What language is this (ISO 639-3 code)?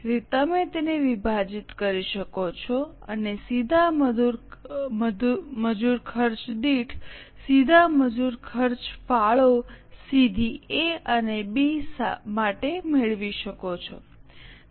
guj